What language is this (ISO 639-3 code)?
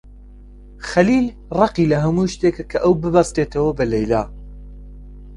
ckb